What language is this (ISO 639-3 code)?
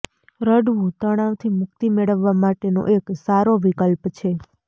guj